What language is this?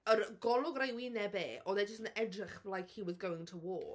Welsh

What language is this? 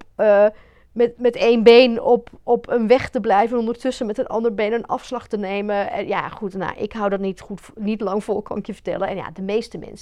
Dutch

